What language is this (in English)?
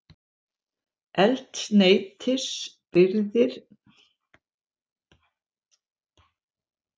Icelandic